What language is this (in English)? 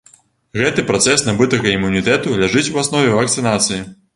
Belarusian